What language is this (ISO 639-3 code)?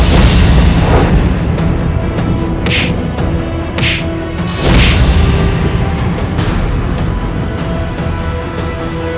ind